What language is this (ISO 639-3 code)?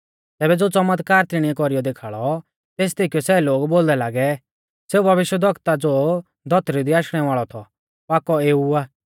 bfz